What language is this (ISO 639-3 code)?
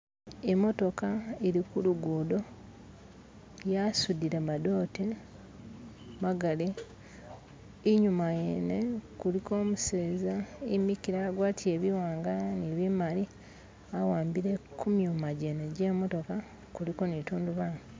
myx